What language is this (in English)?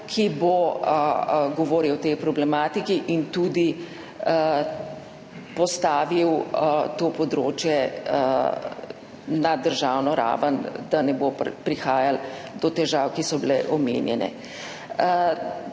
Slovenian